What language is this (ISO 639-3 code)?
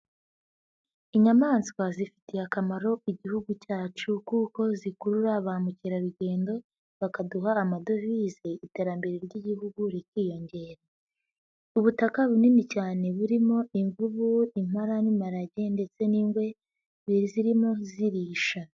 kin